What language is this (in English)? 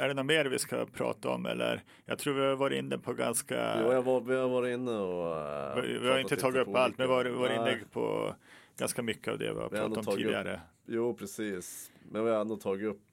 Swedish